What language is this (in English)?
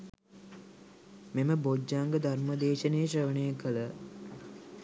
Sinhala